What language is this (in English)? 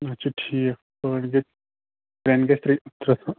Kashmiri